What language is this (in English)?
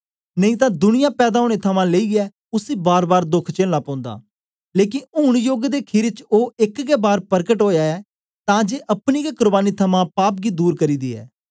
Dogri